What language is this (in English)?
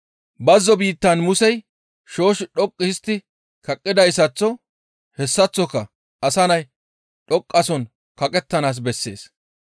Gamo